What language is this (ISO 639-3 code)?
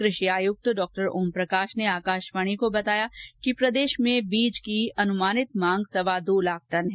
hin